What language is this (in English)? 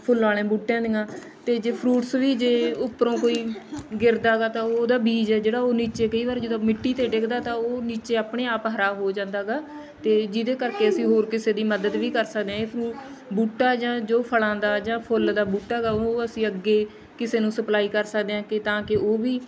Punjabi